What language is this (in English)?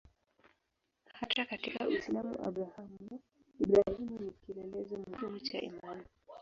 Swahili